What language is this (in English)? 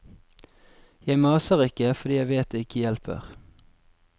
Norwegian